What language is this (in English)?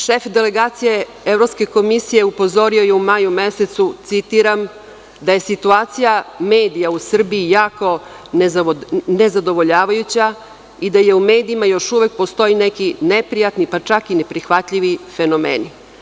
Serbian